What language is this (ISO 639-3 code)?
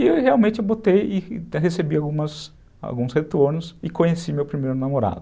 por